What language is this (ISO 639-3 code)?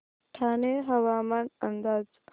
mar